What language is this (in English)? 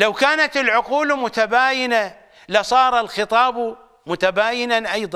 Arabic